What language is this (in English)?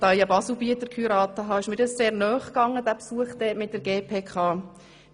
Swiss German